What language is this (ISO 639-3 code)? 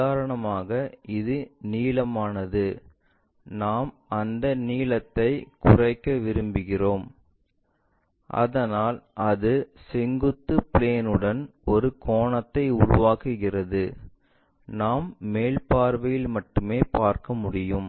tam